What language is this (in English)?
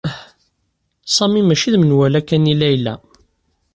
Kabyle